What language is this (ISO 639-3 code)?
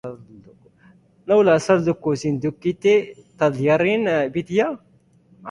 eus